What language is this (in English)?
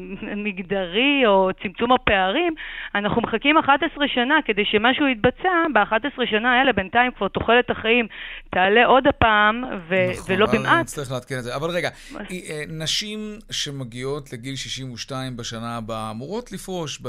Hebrew